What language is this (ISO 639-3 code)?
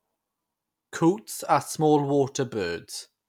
eng